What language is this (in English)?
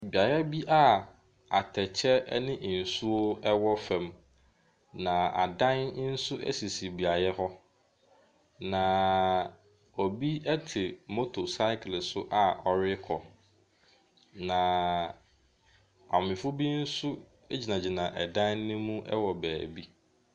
Akan